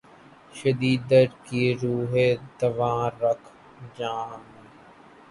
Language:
Urdu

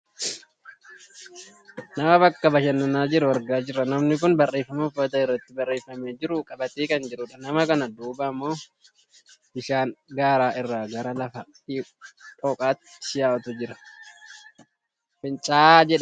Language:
Oromo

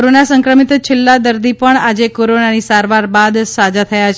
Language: Gujarati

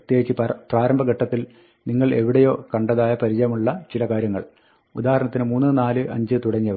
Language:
Malayalam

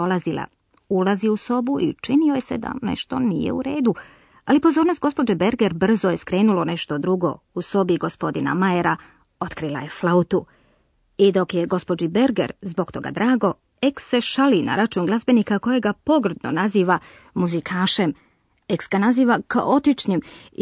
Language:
Croatian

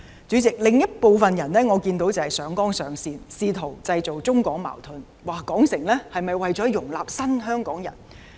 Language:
Cantonese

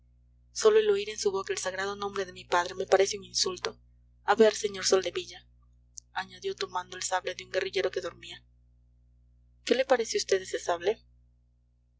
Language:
Spanish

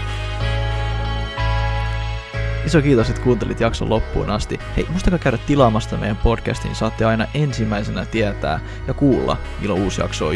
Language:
Finnish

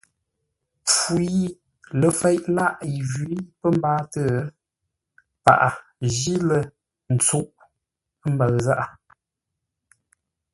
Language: Ngombale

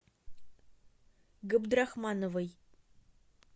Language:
Russian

